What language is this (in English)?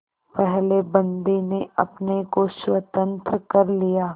Hindi